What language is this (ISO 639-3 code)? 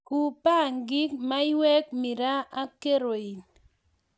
kln